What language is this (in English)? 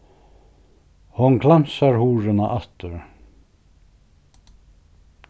Faroese